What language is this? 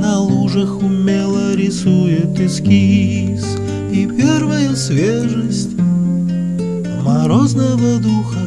Russian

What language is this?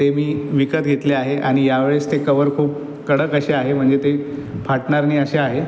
Marathi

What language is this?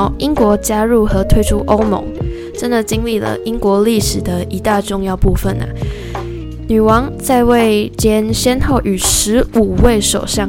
Chinese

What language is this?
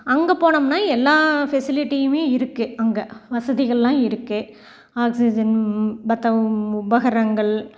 Tamil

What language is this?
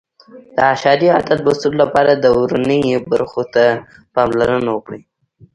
Pashto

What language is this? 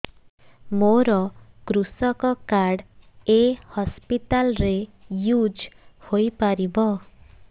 Odia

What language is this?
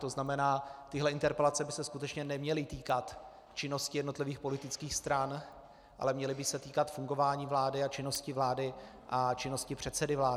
Czech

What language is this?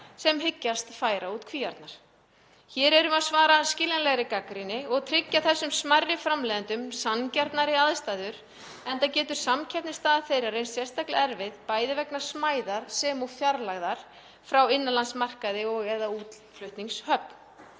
Icelandic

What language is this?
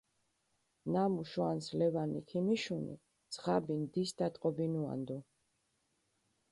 Mingrelian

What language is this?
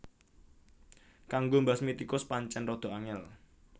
Javanese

